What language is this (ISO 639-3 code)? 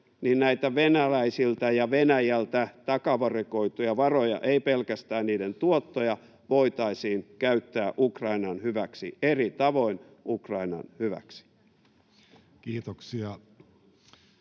fin